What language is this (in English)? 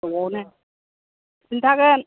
Bodo